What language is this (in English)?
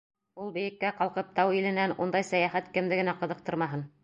Bashkir